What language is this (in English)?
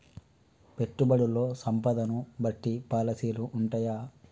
Telugu